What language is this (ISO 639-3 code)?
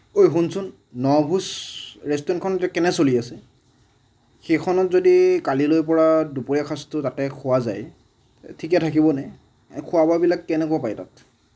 asm